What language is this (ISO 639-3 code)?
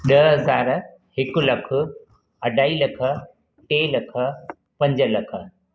snd